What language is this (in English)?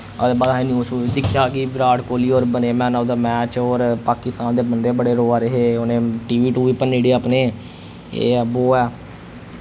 Dogri